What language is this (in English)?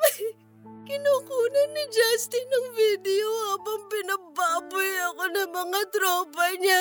Filipino